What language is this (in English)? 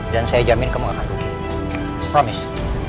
Indonesian